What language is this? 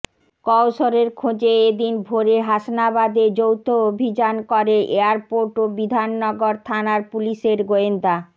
Bangla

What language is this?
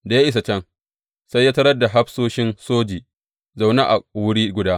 Hausa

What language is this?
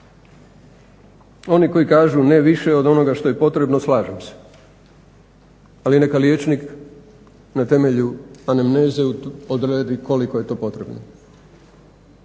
Croatian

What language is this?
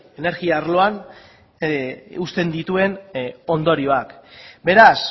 Basque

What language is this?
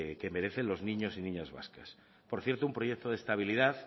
Spanish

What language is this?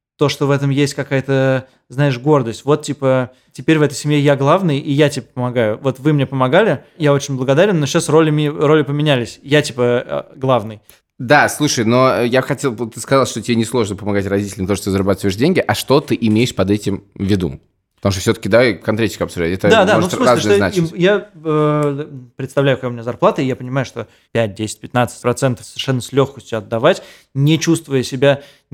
Russian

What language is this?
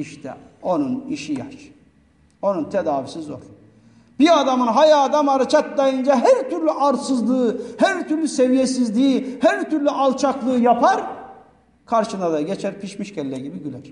Turkish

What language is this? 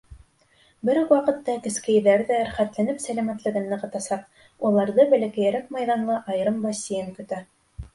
Bashkir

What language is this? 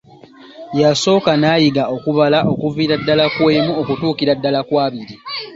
Ganda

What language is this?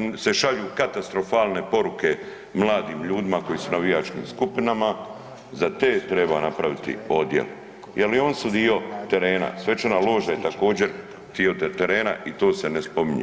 Croatian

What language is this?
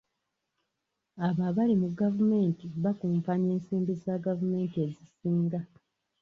Ganda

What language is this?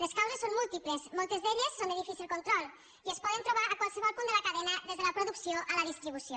Catalan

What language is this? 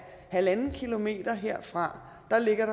Danish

